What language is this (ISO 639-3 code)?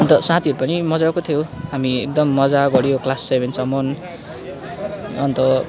nep